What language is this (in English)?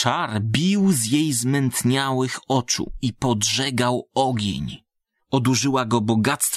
Polish